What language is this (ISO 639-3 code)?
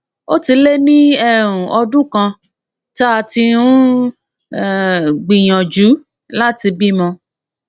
yor